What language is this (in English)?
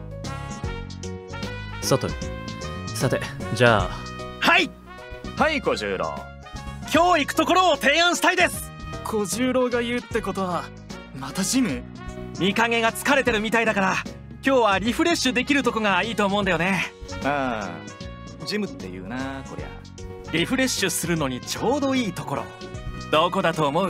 Japanese